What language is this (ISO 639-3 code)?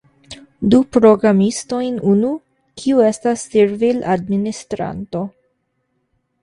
epo